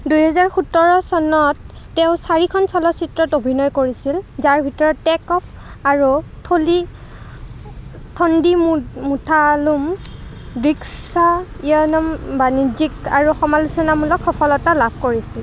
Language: Assamese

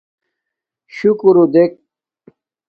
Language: Domaaki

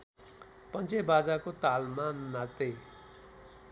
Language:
Nepali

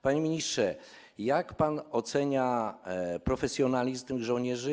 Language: Polish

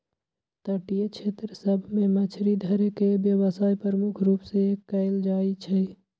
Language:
Magahi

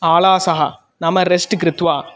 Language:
Sanskrit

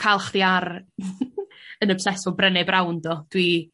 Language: Welsh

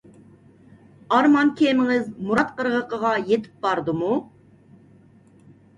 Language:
Uyghur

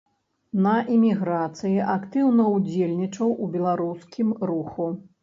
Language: Belarusian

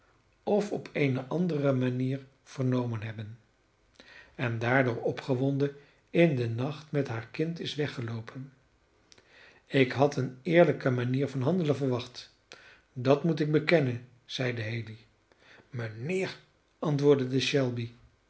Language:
Dutch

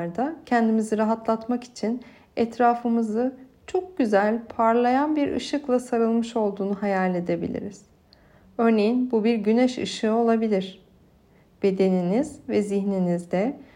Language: Turkish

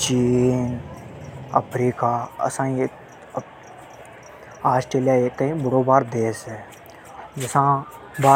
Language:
Hadothi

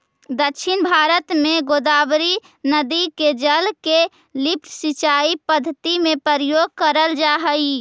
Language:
Magahi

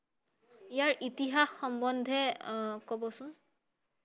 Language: Assamese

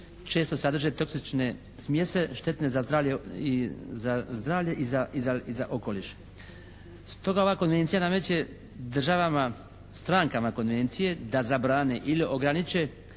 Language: Croatian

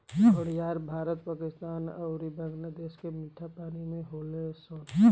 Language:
Bhojpuri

